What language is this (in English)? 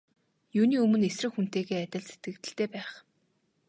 Mongolian